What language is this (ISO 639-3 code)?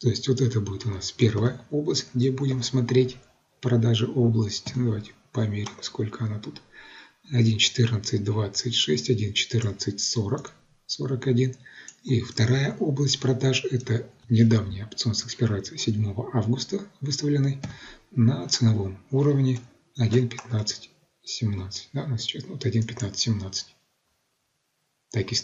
rus